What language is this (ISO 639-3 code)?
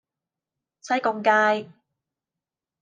yue